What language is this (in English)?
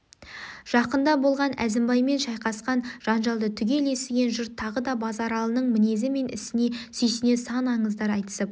Kazakh